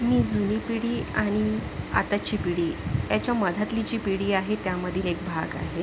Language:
Marathi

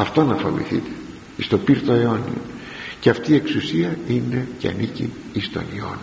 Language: Greek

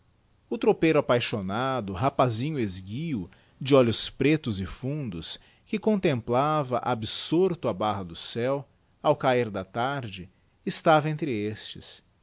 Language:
Portuguese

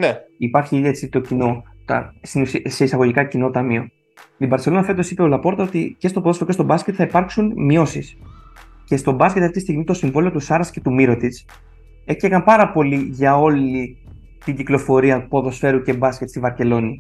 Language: Greek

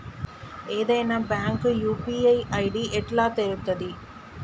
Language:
Telugu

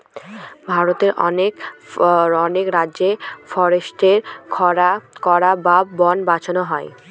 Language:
Bangla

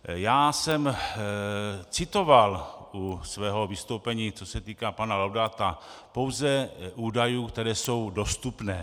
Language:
Czech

